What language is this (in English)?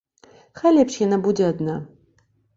Belarusian